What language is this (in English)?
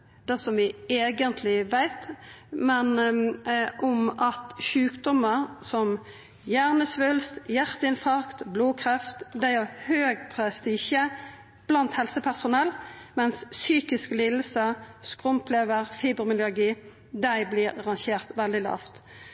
Norwegian Nynorsk